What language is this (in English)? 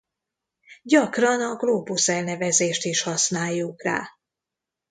Hungarian